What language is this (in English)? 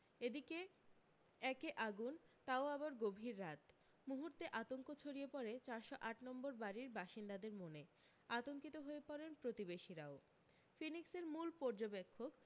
Bangla